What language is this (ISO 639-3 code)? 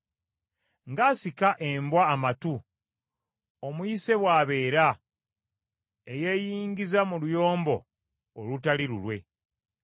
lug